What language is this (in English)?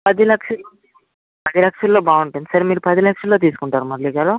Telugu